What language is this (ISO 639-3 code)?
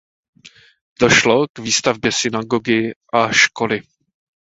ces